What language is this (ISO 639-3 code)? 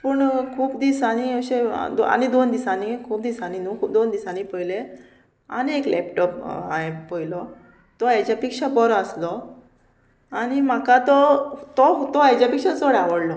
kok